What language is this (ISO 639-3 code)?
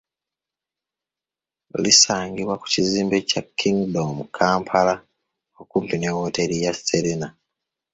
lug